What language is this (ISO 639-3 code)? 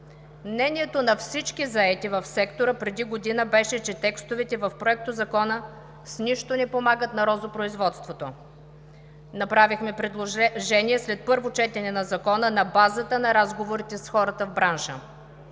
bul